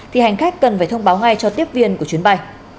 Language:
Vietnamese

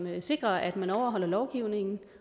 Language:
Danish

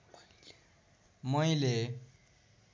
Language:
Nepali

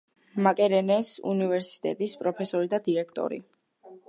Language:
Georgian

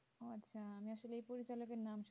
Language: Bangla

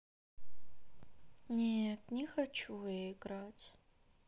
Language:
Russian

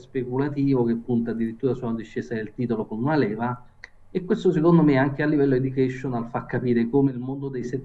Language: Italian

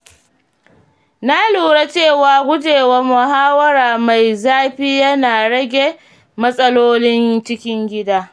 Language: Hausa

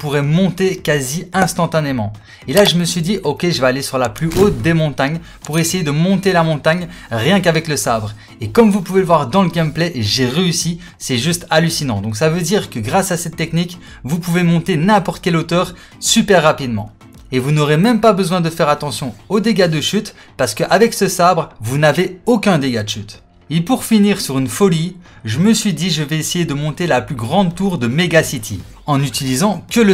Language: French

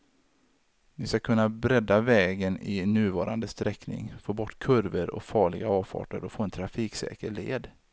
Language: Swedish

